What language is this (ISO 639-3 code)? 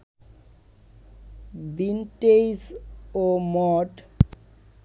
ben